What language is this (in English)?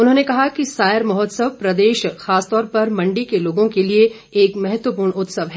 Hindi